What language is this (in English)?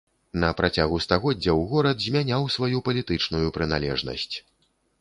Belarusian